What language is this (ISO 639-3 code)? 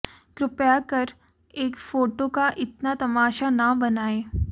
hin